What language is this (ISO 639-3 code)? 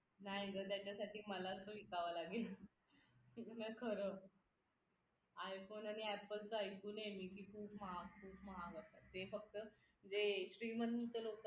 mar